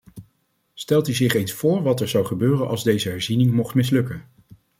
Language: Dutch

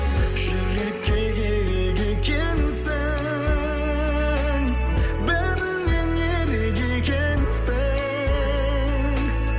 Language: Kazakh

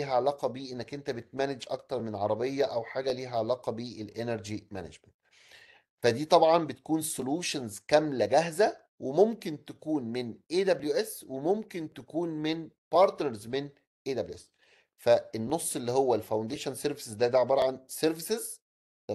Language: Arabic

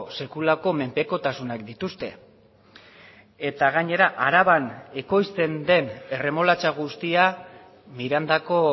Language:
Basque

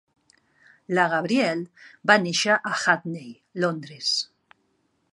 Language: Catalan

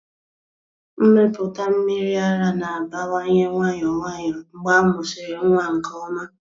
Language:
Igbo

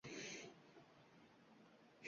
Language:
Uzbek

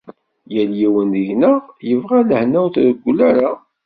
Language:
Kabyle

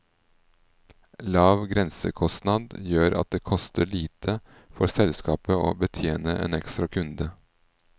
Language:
Norwegian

